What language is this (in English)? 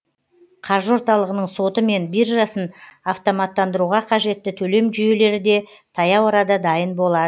Kazakh